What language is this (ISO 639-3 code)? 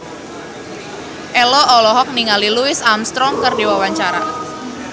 sun